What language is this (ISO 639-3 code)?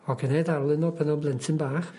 cym